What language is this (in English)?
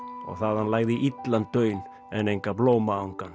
Icelandic